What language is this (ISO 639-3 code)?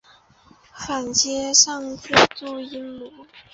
zho